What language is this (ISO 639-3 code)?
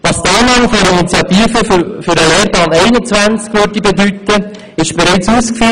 gsw